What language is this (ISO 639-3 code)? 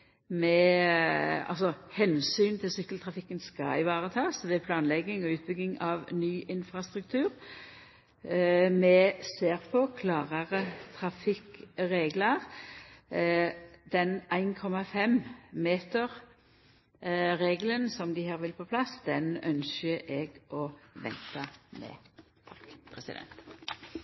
nno